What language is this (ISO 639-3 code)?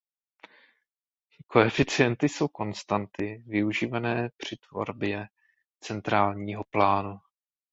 ces